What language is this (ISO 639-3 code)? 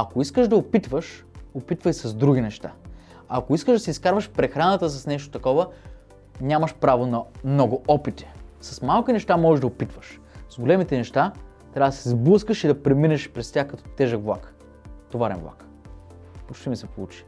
bul